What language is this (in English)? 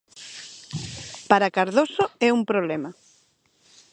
Galician